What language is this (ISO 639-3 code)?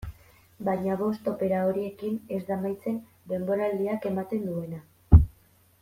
eus